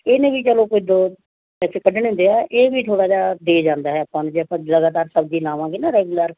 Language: Punjabi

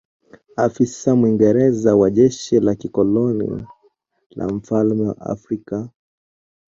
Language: Swahili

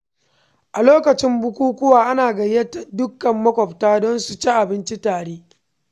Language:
Hausa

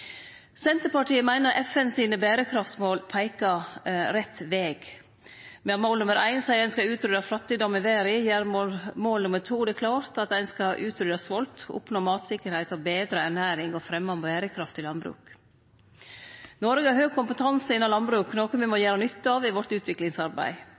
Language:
Norwegian Nynorsk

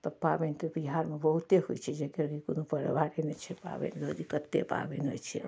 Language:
Maithili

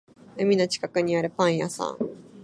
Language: Japanese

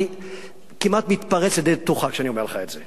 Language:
Hebrew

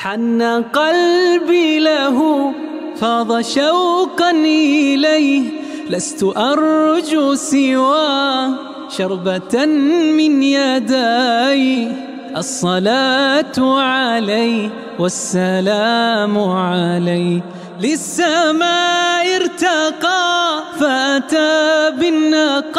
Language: Arabic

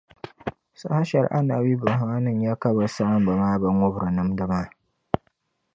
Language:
Dagbani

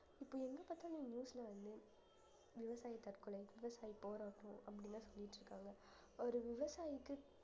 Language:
Tamil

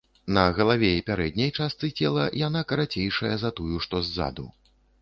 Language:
Belarusian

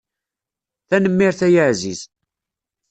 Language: Kabyle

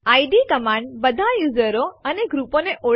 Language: Gujarati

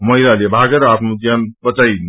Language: Nepali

